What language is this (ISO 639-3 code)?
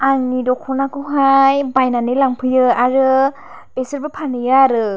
brx